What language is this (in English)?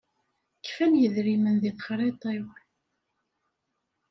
Kabyle